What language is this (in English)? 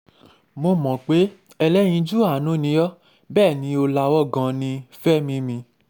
Yoruba